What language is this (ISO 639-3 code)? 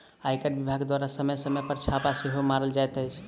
mai